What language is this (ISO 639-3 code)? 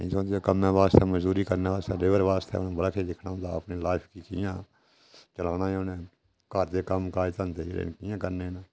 doi